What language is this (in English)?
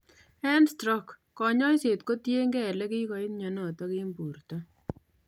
Kalenjin